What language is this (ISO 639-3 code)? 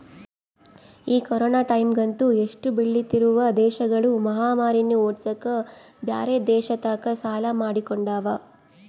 kan